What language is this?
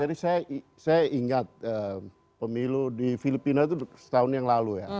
Indonesian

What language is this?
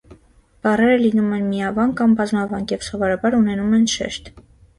Armenian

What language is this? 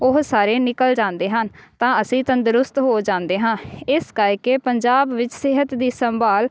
Punjabi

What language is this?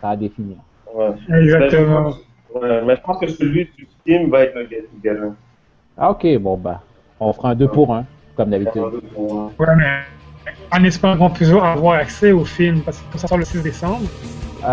French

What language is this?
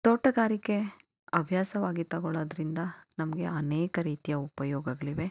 Kannada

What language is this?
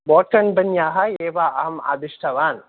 Sanskrit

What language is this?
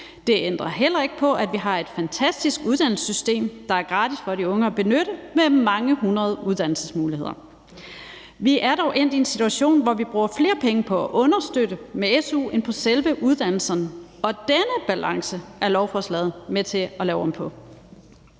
Danish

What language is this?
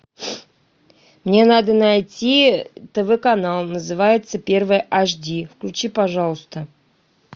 Russian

